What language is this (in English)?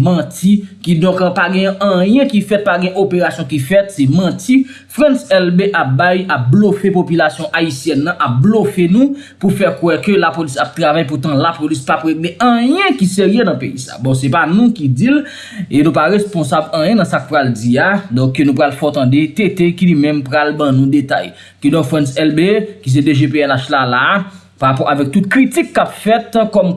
French